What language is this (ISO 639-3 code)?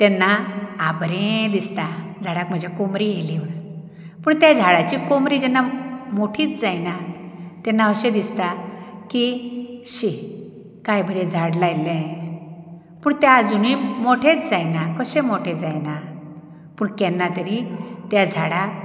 kok